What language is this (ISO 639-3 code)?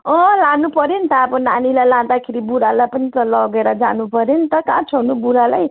nep